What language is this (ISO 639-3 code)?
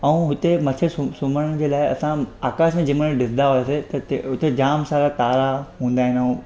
snd